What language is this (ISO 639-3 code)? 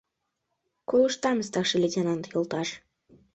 chm